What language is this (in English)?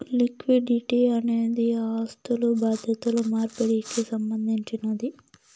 Telugu